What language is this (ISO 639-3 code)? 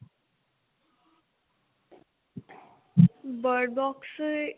pan